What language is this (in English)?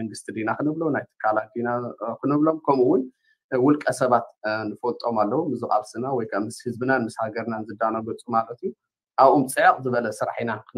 Arabic